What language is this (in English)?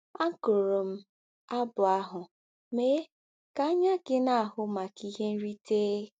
Igbo